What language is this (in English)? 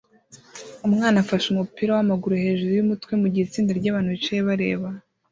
Kinyarwanda